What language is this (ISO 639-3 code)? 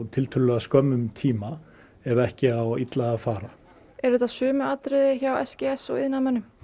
isl